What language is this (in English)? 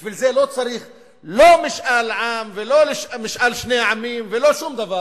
Hebrew